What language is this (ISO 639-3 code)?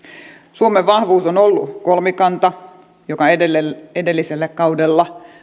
fin